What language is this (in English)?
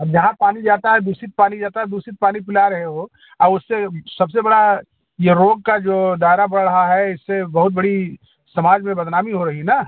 Hindi